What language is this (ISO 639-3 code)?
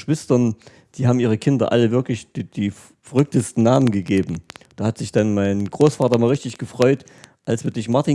deu